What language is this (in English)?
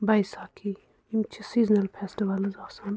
Kashmiri